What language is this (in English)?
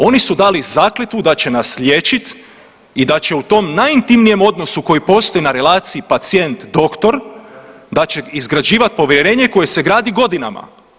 Croatian